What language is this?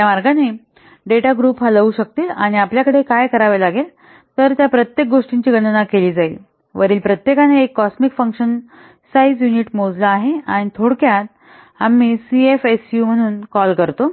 Marathi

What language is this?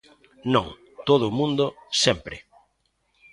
Galician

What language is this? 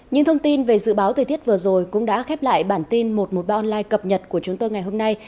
Vietnamese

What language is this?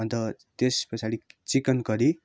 Nepali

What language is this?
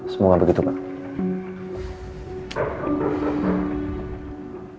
Indonesian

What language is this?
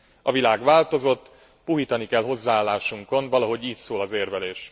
Hungarian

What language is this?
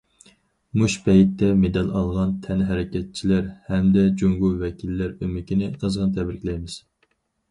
Uyghur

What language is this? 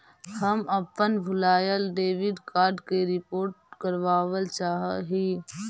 Magahi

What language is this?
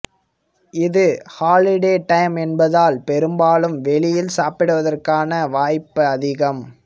Tamil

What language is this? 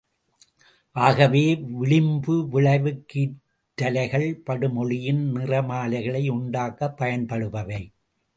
Tamil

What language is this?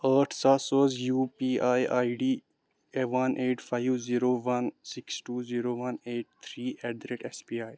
Kashmiri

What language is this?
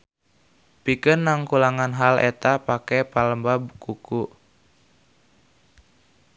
Sundanese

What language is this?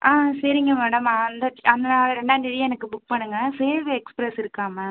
Tamil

